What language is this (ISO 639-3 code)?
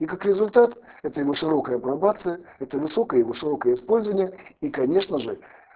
rus